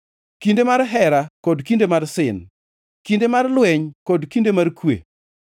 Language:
Luo (Kenya and Tanzania)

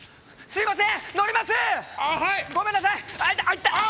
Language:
Japanese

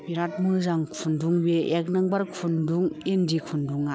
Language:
Bodo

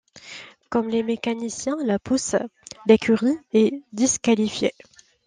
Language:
French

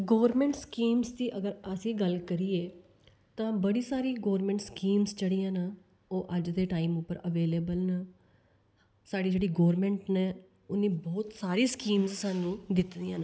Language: Dogri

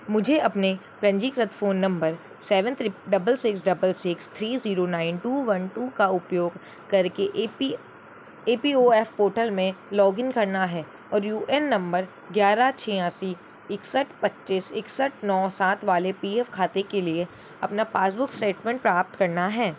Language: Hindi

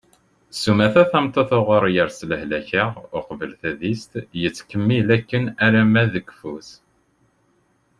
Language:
Kabyle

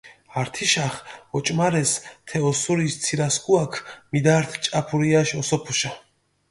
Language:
Mingrelian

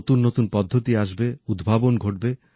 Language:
Bangla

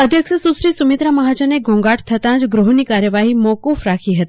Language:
Gujarati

